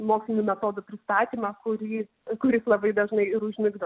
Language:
Lithuanian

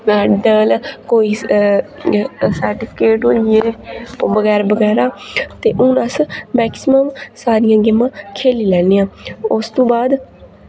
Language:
Dogri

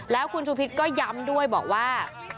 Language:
Thai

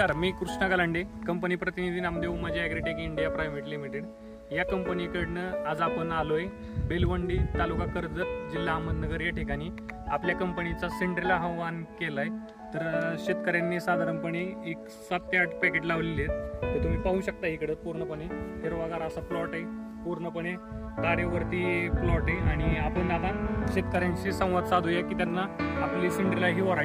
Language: Marathi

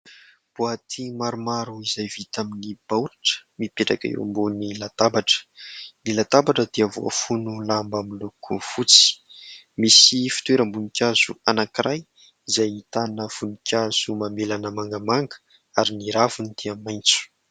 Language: Malagasy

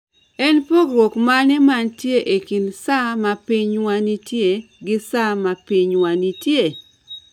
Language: Luo (Kenya and Tanzania)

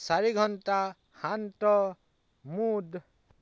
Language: Assamese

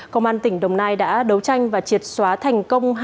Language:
Vietnamese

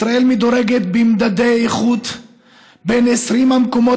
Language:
Hebrew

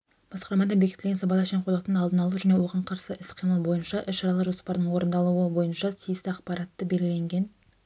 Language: Kazakh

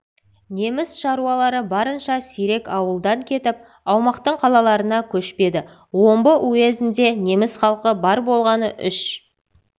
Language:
Kazakh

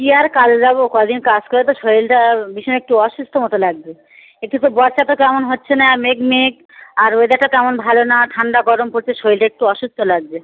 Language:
Bangla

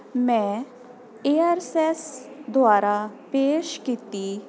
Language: Punjabi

